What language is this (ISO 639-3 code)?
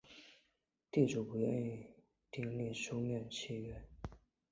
zho